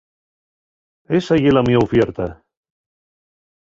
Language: Asturian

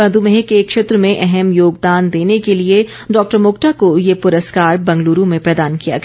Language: Hindi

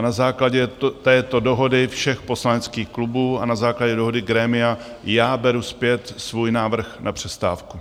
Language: Czech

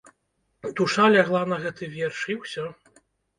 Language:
Belarusian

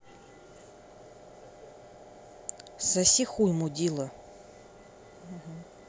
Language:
Russian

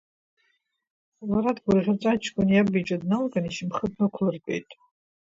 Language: Abkhazian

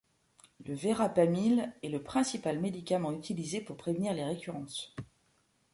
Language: French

